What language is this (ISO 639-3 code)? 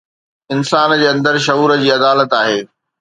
snd